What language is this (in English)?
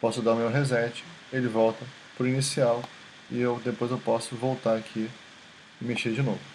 Portuguese